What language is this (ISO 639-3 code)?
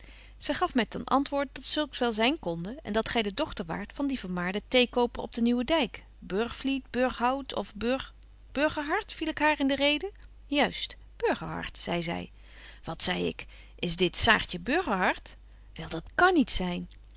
nld